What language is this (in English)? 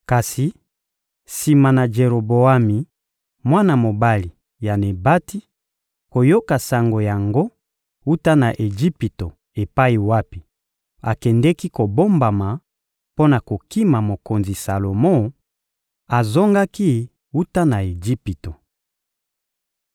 Lingala